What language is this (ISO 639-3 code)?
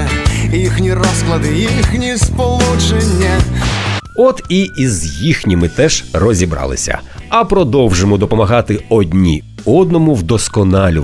ukr